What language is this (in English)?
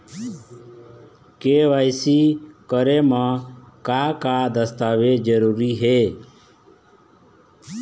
Chhattisgarhi